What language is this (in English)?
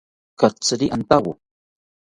South Ucayali Ashéninka